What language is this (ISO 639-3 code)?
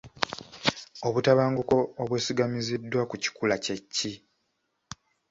lug